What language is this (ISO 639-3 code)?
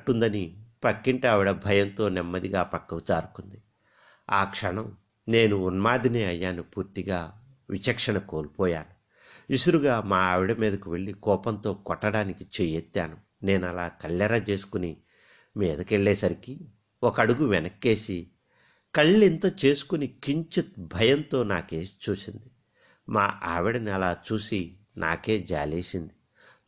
tel